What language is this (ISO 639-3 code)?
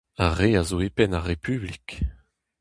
bre